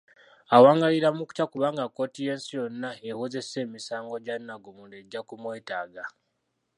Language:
Ganda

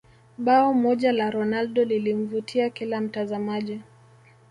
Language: Swahili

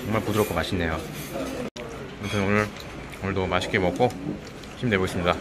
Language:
Korean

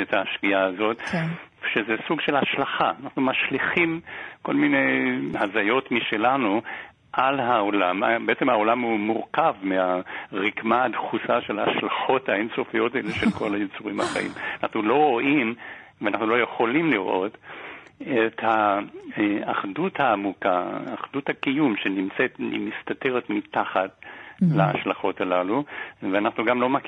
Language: Hebrew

